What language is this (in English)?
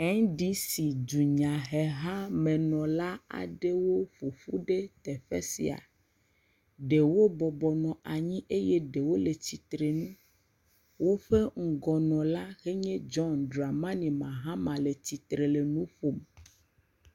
Ewe